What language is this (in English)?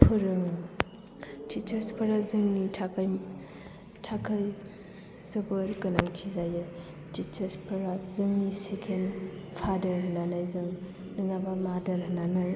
Bodo